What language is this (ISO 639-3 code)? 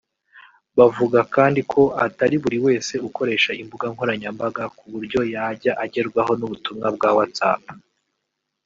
kin